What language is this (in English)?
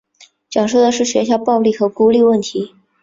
Chinese